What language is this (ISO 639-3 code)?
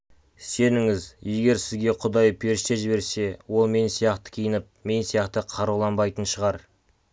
kaz